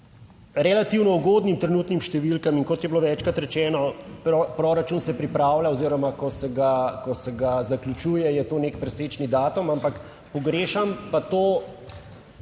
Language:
Slovenian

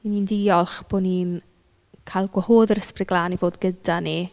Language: Welsh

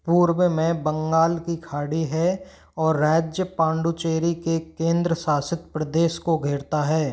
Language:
Hindi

